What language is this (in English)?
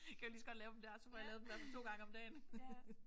Danish